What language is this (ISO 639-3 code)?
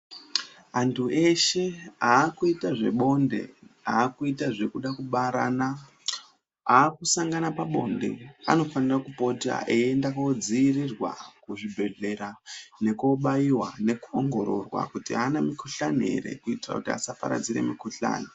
ndc